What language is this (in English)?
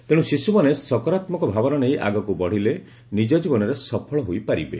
Odia